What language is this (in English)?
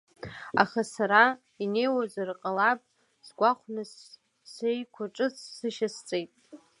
Abkhazian